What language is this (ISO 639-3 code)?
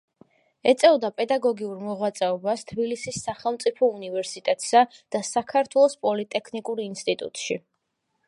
kat